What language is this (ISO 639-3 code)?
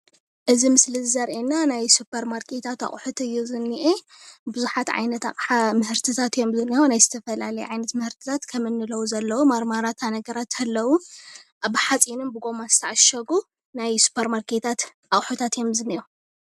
tir